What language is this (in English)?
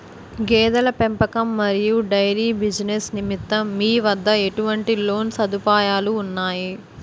Telugu